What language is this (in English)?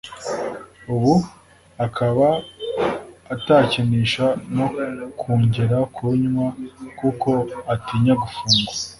Kinyarwanda